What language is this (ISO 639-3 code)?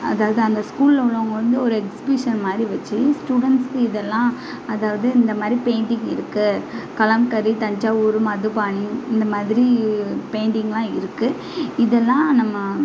tam